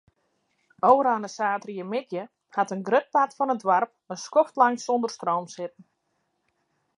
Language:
Western Frisian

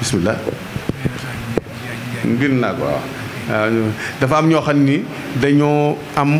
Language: Indonesian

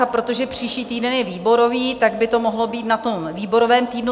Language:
Czech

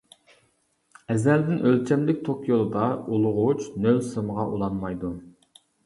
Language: Uyghur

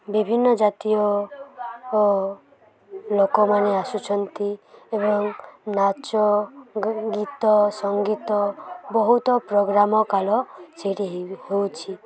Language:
Odia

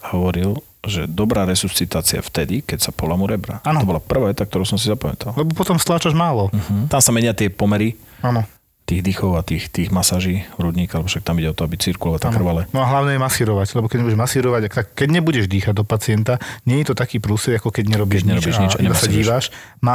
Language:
Slovak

